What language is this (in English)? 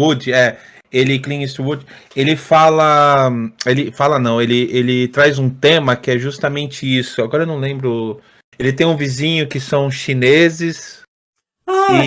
Portuguese